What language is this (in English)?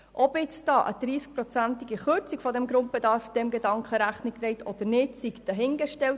Swiss German